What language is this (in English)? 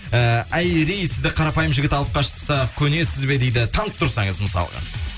Kazakh